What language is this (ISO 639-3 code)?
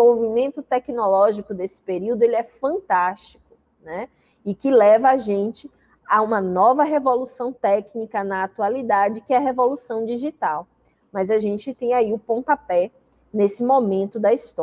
por